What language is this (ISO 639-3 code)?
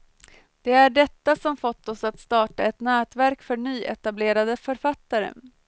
swe